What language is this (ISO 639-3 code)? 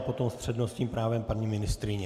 ces